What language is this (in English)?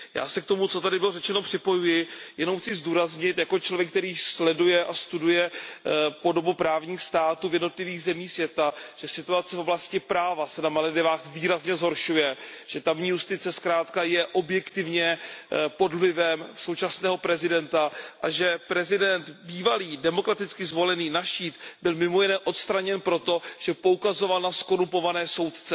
Czech